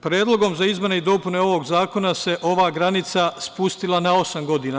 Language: Serbian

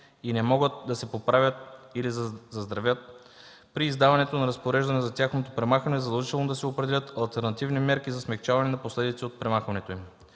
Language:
Bulgarian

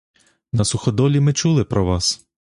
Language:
Ukrainian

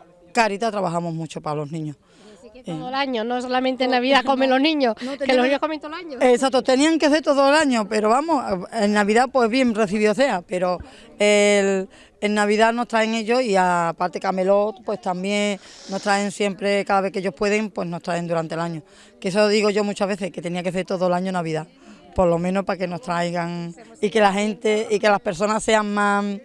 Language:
Spanish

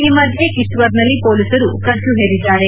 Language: Kannada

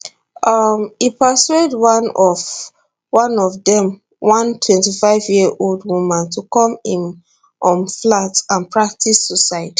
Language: Nigerian Pidgin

